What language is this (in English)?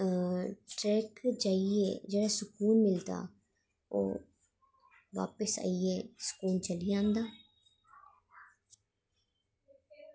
Dogri